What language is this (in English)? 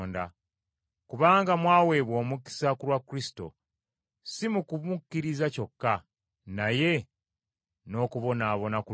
Ganda